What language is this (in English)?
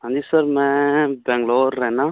Punjabi